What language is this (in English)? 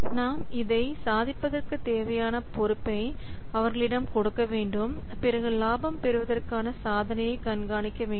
Tamil